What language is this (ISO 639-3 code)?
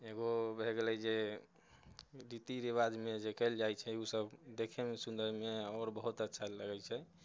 mai